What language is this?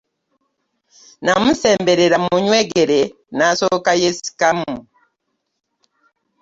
Ganda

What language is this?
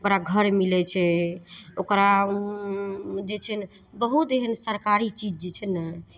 Maithili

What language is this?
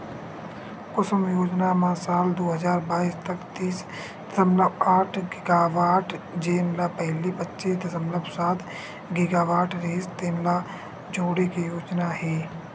Chhattisgarhi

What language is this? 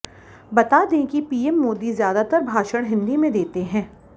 Hindi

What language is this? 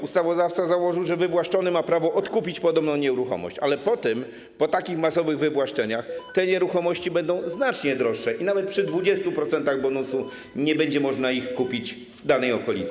Polish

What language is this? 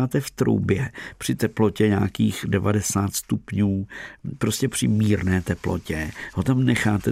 Czech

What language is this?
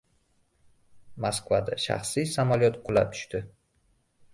Uzbek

